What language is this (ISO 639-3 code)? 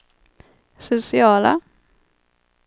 swe